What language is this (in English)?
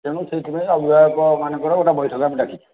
Odia